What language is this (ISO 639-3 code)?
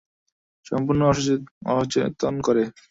ben